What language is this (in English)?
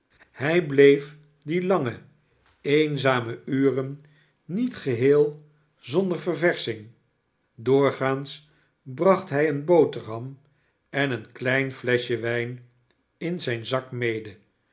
Dutch